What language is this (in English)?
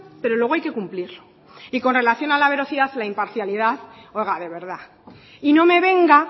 Spanish